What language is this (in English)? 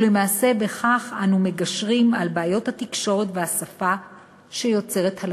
Hebrew